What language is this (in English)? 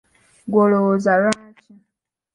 Ganda